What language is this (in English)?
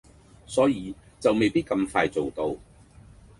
Cantonese